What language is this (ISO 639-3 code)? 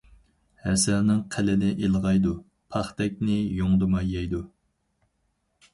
uig